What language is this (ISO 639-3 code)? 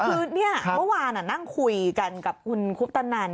tha